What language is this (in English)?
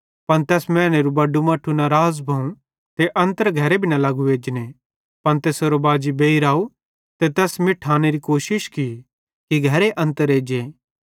Bhadrawahi